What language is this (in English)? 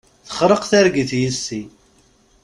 Kabyle